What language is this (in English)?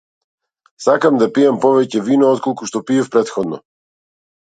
Macedonian